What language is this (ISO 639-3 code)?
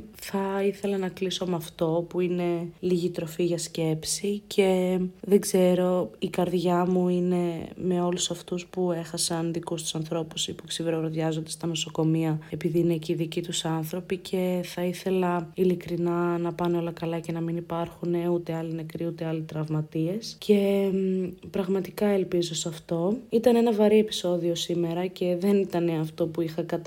ell